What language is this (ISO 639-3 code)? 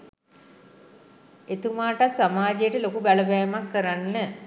sin